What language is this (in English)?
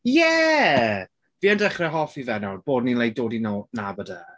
Welsh